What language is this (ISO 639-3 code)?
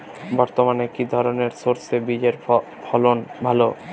ben